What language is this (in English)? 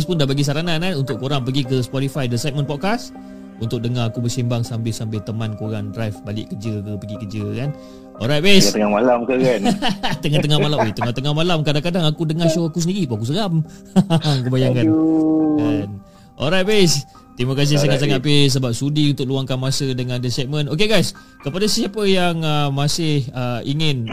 Malay